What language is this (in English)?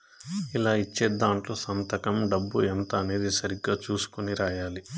Telugu